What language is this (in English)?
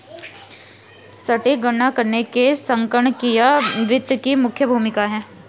Hindi